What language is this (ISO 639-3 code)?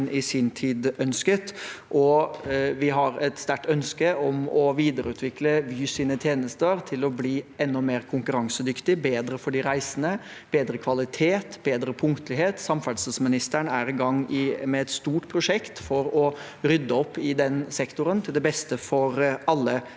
nor